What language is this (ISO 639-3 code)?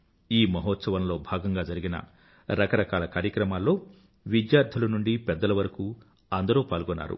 tel